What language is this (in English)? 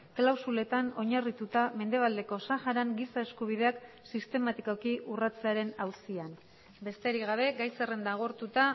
Basque